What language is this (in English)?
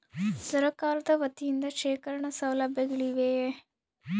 Kannada